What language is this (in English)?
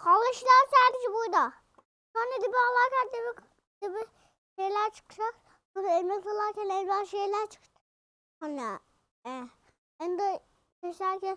Turkish